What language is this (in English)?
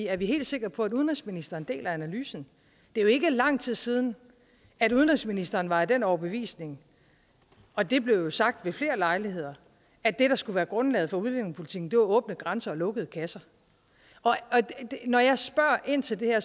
Danish